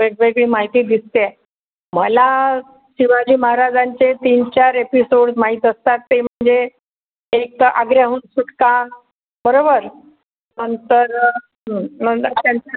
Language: Marathi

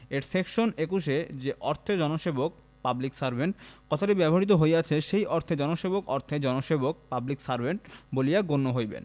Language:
Bangla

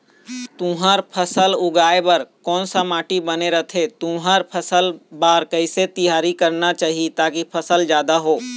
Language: Chhattisgarhi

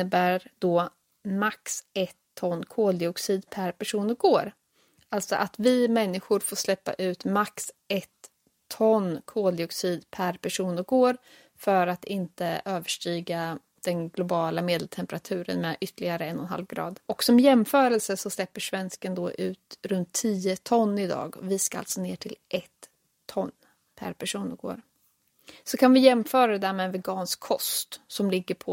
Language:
Swedish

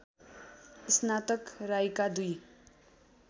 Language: Nepali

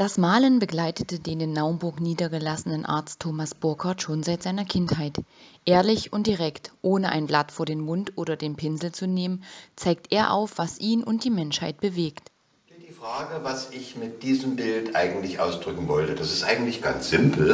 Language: German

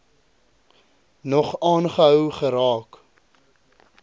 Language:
Afrikaans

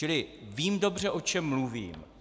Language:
Czech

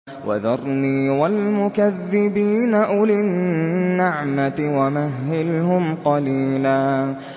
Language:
Arabic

